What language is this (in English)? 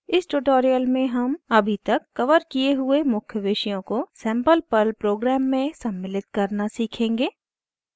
Hindi